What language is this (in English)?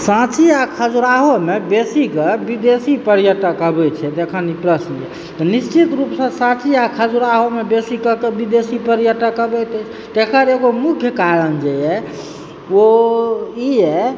Maithili